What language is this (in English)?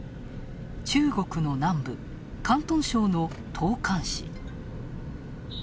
Japanese